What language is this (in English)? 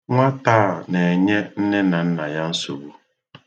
Igbo